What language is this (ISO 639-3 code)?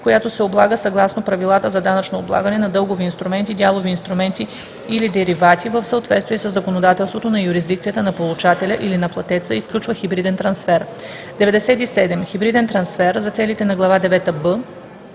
bul